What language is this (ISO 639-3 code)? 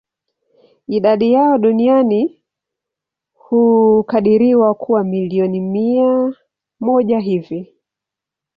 swa